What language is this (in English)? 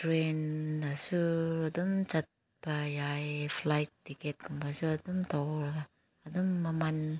Manipuri